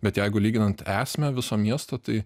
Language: Lithuanian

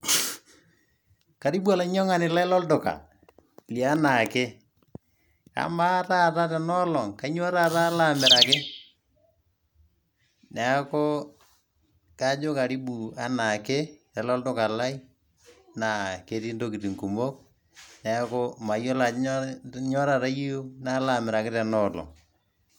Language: Masai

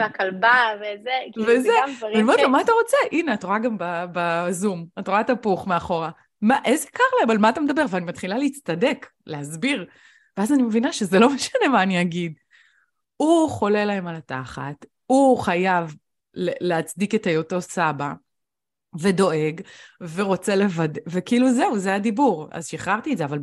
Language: Hebrew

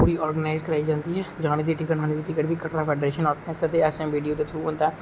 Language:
Dogri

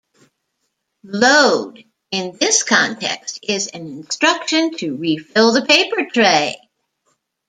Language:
English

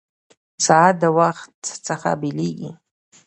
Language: Pashto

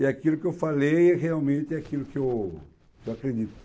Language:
Portuguese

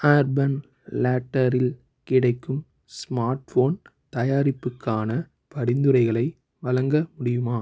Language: Tamil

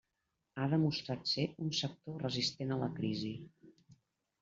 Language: Catalan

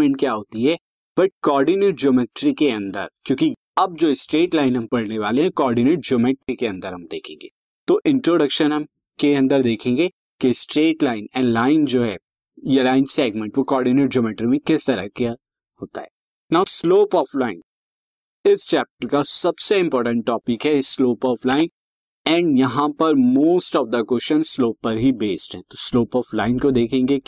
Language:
Hindi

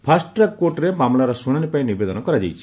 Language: Odia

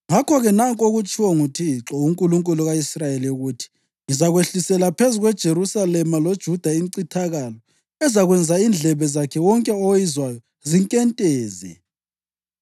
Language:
North Ndebele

